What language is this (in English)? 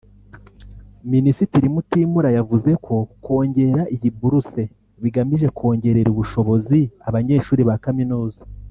Kinyarwanda